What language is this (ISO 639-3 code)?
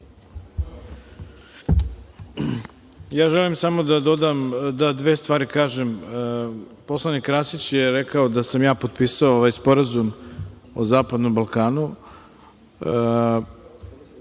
srp